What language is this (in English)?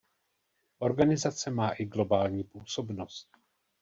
Czech